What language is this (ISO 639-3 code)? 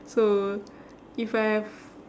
eng